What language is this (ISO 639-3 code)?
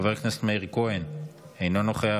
heb